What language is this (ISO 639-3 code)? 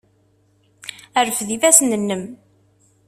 kab